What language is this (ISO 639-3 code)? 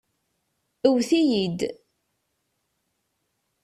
kab